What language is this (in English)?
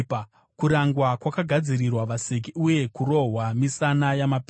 Shona